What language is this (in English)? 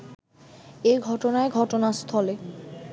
Bangla